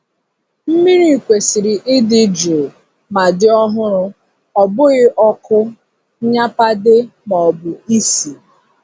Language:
Igbo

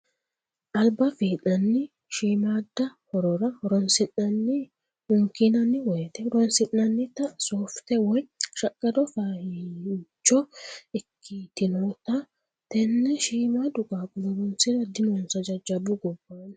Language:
Sidamo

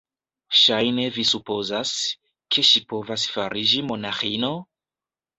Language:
Esperanto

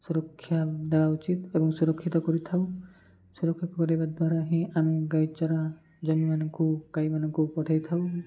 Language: Odia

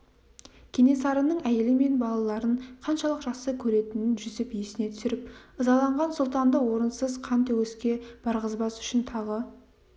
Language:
Kazakh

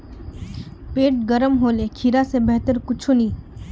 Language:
Magahi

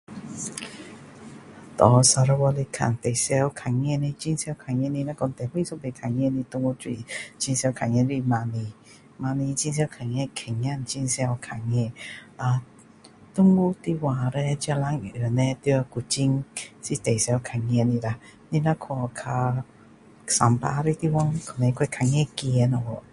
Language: Min Dong Chinese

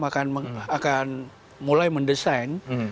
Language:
Indonesian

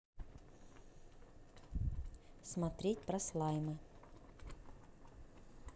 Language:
Russian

